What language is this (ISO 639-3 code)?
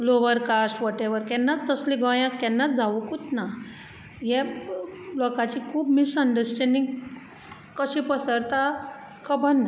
kok